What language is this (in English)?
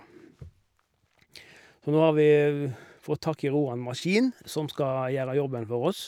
Norwegian